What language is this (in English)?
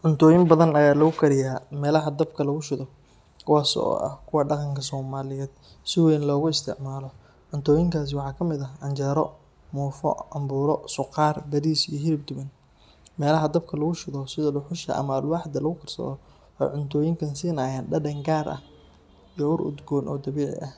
Somali